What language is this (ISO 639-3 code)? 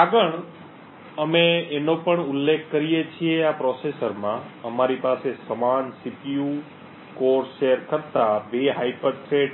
guj